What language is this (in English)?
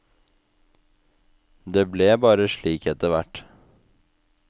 Norwegian